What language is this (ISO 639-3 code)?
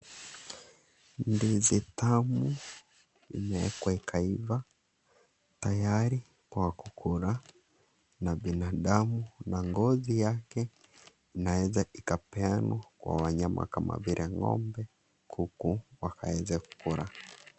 swa